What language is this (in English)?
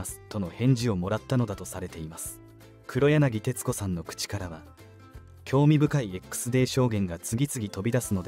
Japanese